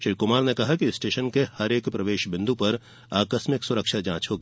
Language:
Hindi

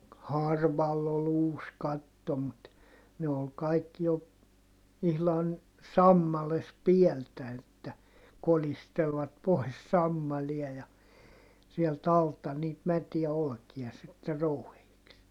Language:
Finnish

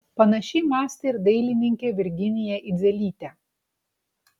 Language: Lithuanian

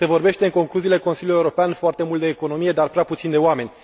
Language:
Romanian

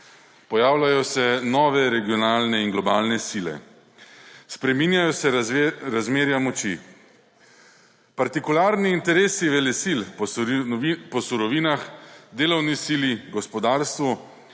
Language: Slovenian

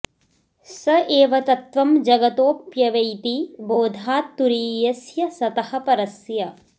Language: Sanskrit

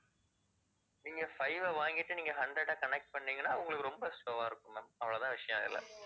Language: Tamil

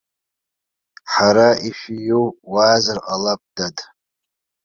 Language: Abkhazian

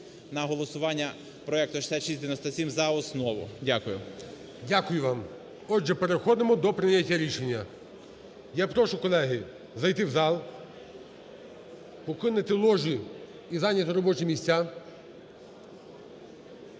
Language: Ukrainian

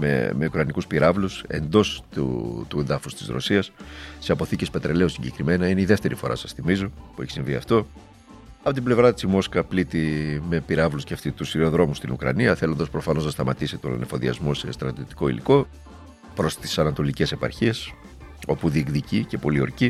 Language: Greek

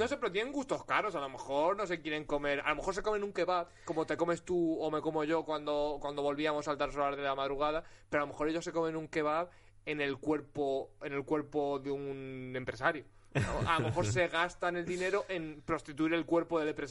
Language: Spanish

